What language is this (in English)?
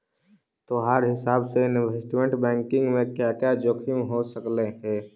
Magahi